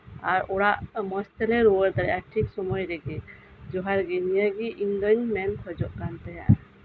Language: Santali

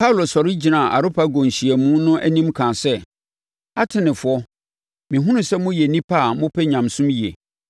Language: Akan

